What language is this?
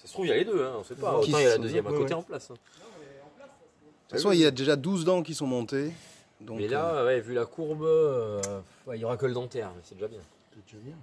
French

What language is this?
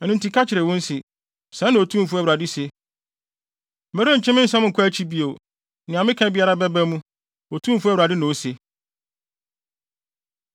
Akan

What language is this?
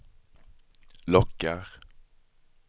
Swedish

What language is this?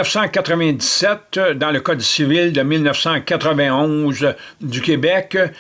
French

